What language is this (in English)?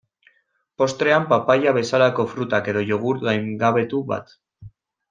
Basque